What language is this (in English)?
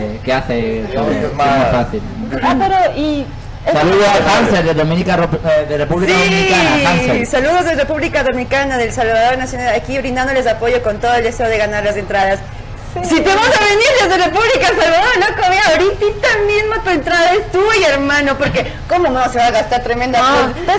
Spanish